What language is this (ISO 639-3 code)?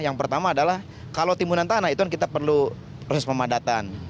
ind